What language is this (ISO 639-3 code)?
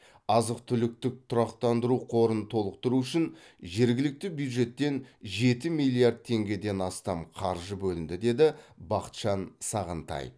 kaz